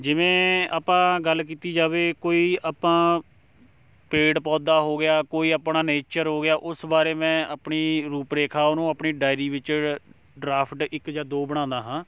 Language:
Punjabi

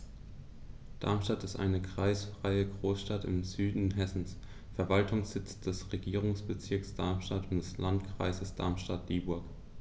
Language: German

